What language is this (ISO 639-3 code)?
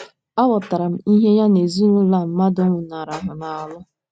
ibo